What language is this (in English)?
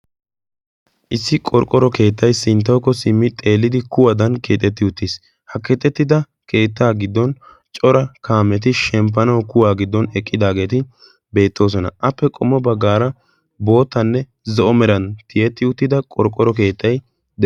Wolaytta